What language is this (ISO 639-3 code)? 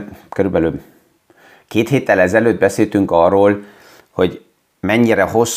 hun